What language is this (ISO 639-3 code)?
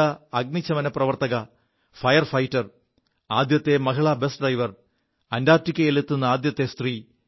mal